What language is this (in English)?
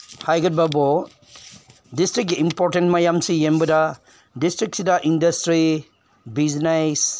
Manipuri